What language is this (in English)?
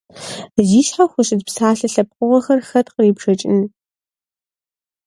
Kabardian